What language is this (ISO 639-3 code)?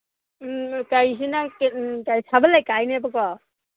mni